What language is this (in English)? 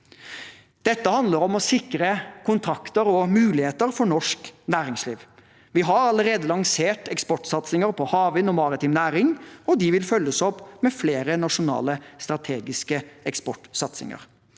Norwegian